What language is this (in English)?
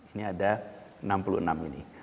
Indonesian